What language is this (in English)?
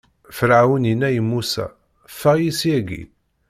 Kabyle